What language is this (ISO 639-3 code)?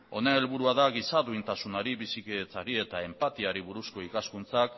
eus